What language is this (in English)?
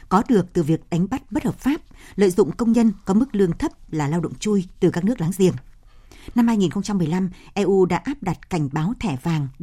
Vietnamese